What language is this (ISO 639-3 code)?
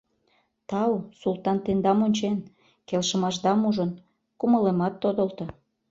chm